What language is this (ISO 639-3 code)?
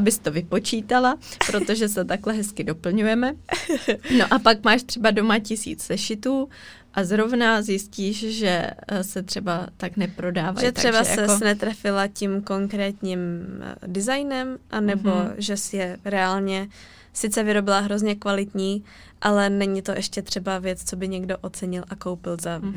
ces